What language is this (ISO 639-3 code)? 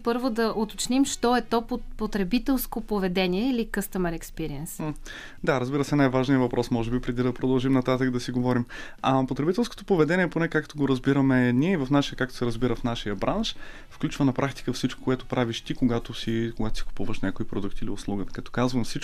bul